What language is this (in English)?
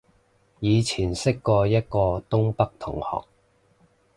Cantonese